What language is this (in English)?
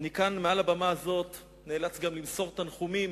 Hebrew